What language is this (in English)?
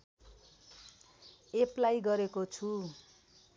Nepali